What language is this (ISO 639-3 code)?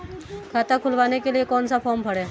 hin